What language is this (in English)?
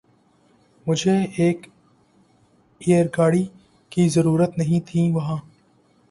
Urdu